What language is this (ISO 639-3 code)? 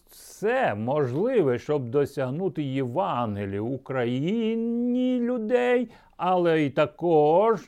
ukr